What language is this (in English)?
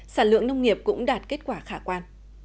Vietnamese